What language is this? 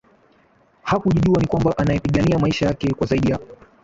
Swahili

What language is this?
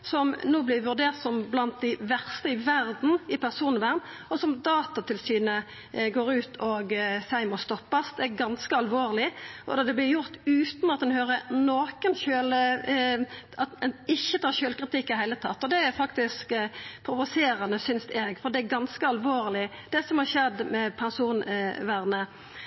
Norwegian Nynorsk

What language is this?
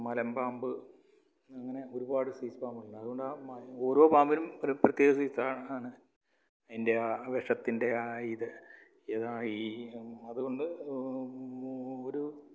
Malayalam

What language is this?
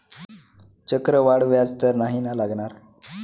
Marathi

